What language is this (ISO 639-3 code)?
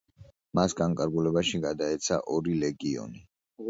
kat